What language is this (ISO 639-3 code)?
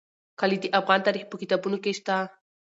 pus